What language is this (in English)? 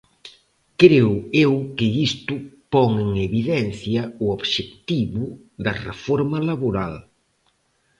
Galician